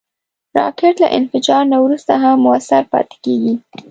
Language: Pashto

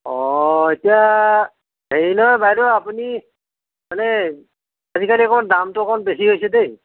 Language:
Assamese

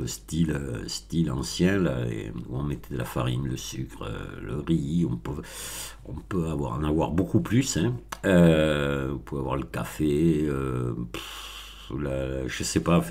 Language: French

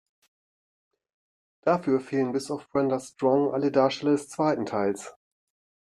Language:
German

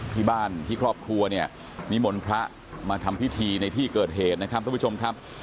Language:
Thai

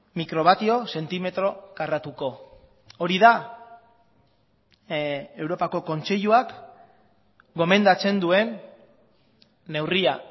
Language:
Basque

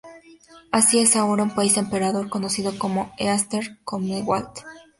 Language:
Spanish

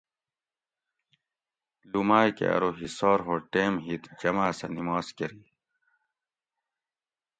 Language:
Gawri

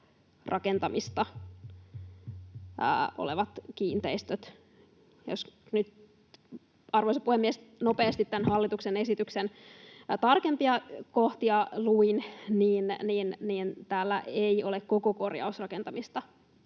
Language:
Finnish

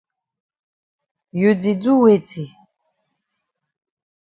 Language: Cameroon Pidgin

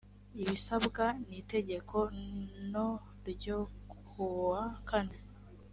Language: Kinyarwanda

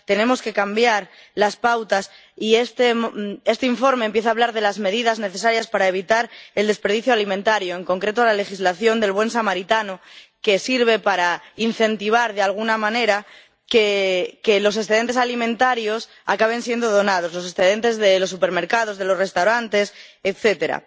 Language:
Spanish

